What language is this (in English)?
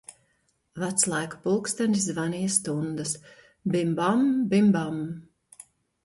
Latvian